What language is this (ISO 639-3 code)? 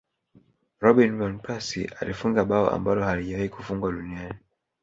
swa